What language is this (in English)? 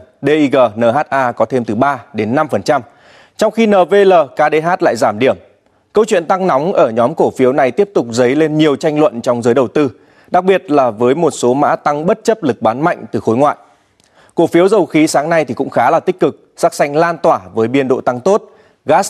Vietnamese